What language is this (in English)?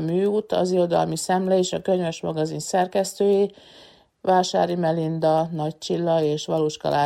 Hungarian